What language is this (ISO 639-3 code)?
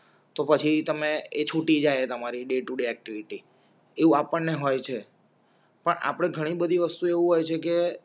guj